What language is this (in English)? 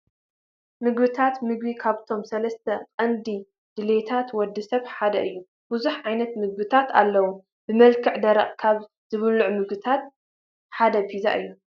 Tigrinya